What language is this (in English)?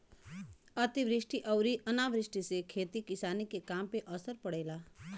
Bhojpuri